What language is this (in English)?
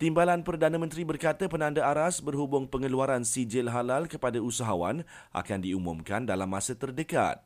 Malay